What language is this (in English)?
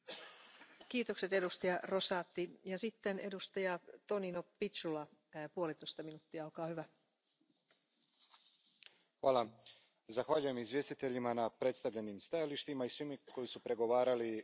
Croatian